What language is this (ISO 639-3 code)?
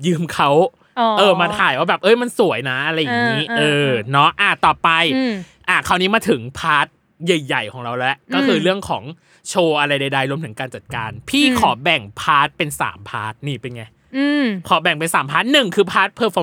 tha